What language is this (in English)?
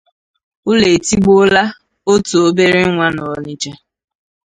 Igbo